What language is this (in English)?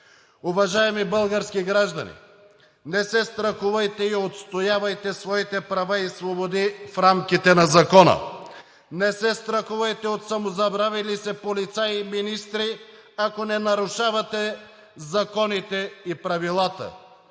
Bulgarian